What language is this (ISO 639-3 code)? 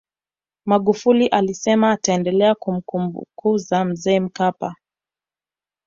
swa